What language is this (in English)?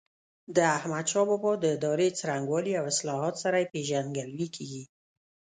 Pashto